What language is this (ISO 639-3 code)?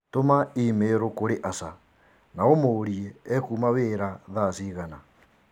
kik